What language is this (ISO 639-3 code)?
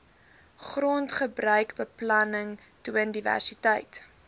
afr